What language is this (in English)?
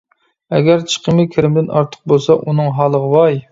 Uyghur